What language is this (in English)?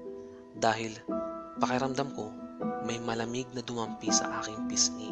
Filipino